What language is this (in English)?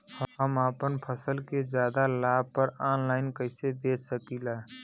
Bhojpuri